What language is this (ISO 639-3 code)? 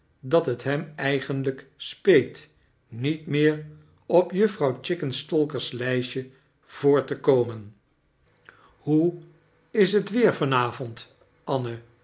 nld